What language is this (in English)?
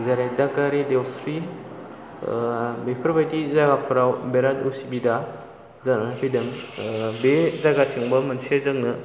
Bodo